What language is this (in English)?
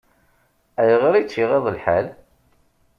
Kabyle